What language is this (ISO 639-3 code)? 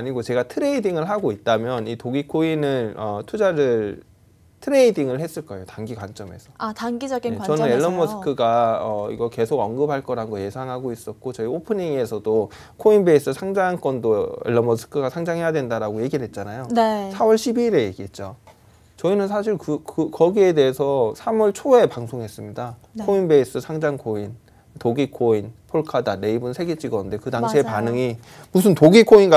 kor